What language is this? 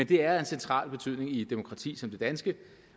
Danish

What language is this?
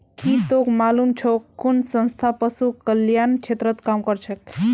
Magahi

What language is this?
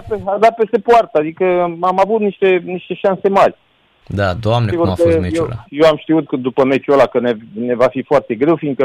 Romanian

